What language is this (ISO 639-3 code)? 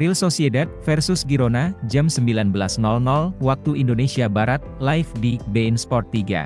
ind